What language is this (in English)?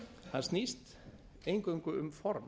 Icelandic